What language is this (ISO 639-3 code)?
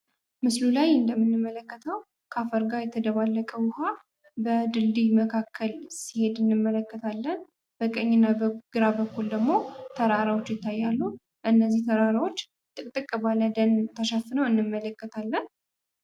amh